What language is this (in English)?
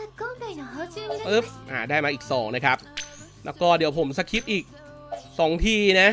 Thai